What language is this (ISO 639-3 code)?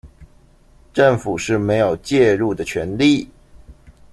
zho